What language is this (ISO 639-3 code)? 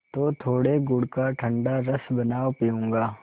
hin